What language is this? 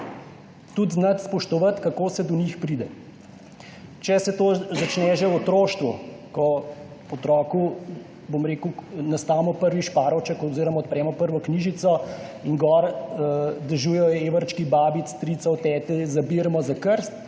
Slovenian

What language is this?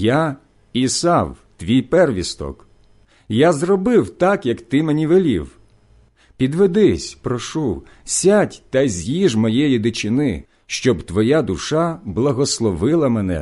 Ukrainian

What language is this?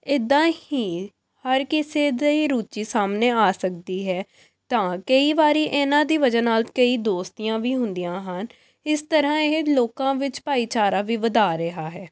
Punjabi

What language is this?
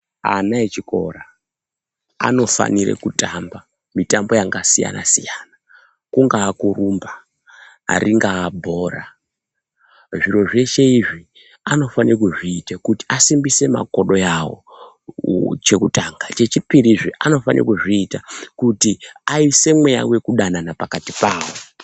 Ndau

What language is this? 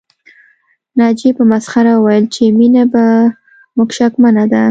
Pashto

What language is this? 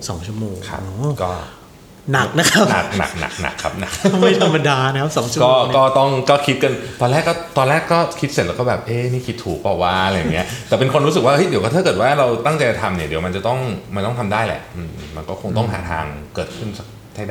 Thai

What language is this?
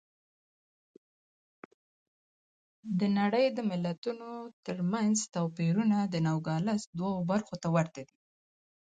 Pashto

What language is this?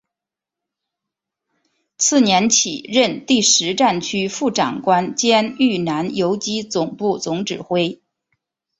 Chinese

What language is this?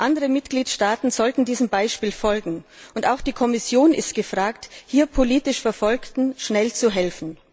German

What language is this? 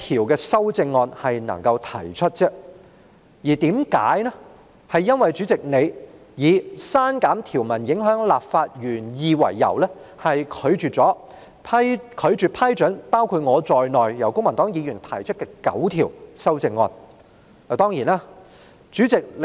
Cantonese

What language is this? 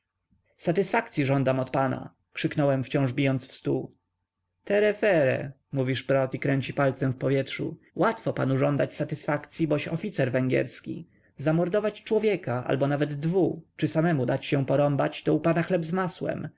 Polish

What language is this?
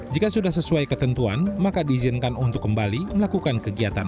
Indonesian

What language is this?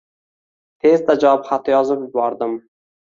Uzbek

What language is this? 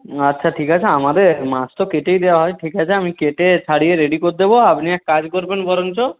Bangla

